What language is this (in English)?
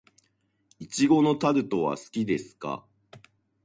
Japanese